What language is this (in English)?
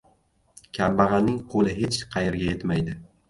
Uzbek